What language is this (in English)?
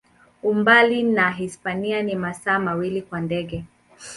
Swahili